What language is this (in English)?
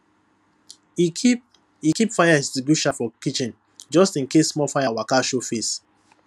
Nigerian Pidgin